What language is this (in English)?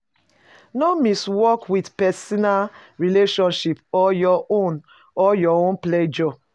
Nigerian Pidgin